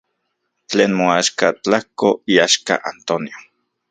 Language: Central Puebla Nahuatl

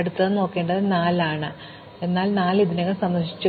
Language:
Malayalam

